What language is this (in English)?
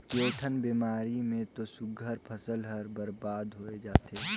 Chhattisgarhi